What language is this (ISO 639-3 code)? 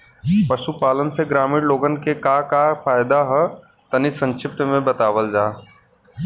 bho